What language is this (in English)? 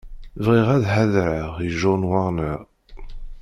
Kabyle